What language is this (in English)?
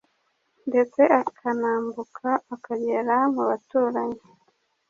Kinyarwanda